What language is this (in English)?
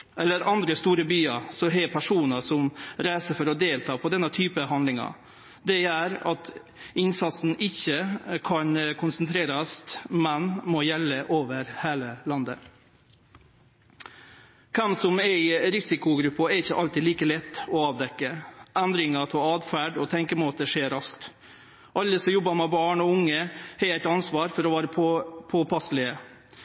Norwegian Nynorsk